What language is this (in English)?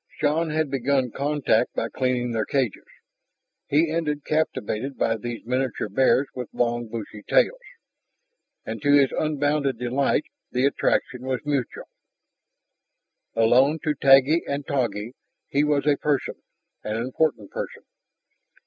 English